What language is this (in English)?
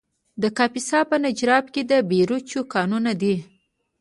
Pashto